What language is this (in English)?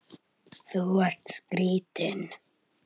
Icelandic